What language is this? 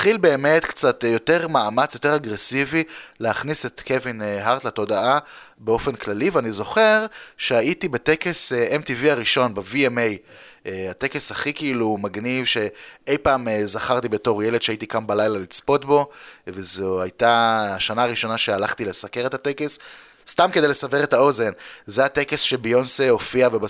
Hebrew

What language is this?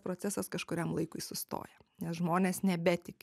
Lithuanian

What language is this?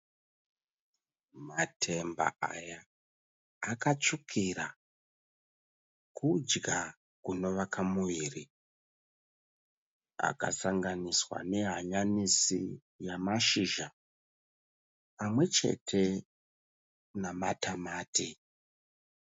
Shona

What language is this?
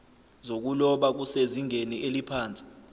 Zulu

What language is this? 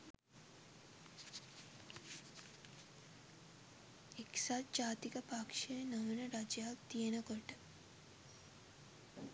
Sinhala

